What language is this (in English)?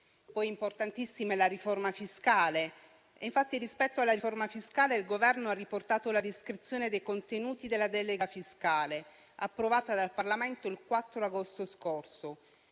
Italian